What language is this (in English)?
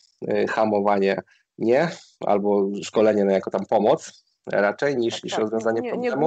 Polish